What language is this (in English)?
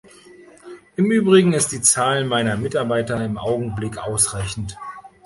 German